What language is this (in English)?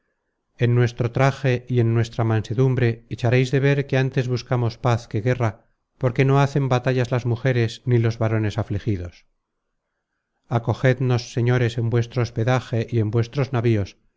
Spanish